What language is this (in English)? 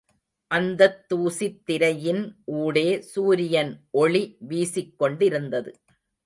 Tamil